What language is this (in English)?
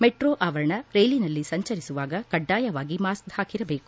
Kannada